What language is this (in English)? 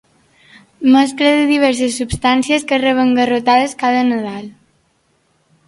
Catalan